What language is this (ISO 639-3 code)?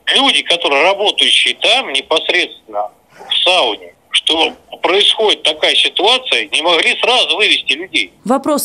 rus